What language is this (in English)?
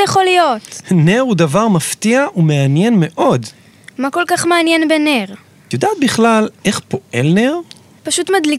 Hebrew